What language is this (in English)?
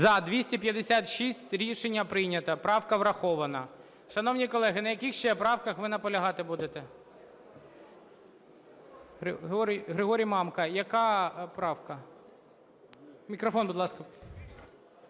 Ukrainian